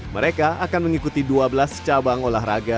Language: Indonesian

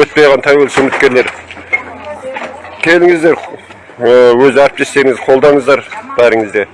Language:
Turkish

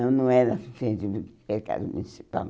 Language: Portuguese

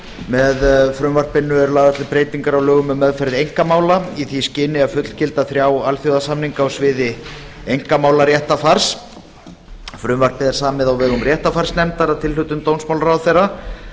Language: Icelandic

